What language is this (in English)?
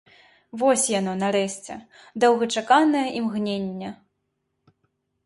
Belarusian